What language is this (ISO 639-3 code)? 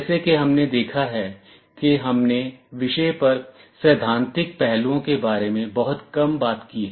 hin